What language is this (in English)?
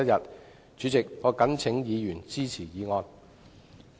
Cantonese